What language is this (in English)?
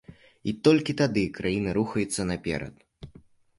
Belarusian